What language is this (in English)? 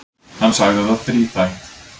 Icelandic